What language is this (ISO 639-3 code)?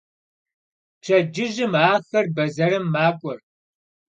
kbd